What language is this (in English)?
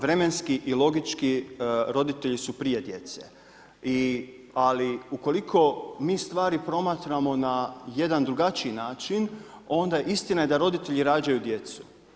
Croatian